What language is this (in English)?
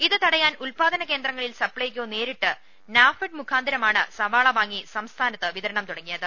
Malayalam